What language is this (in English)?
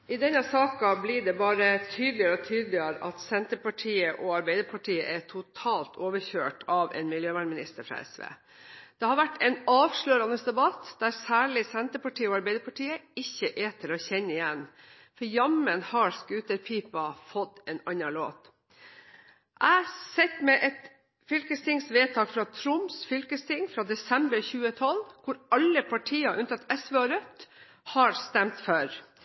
Norwegian